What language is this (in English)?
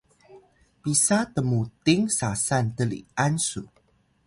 Atayal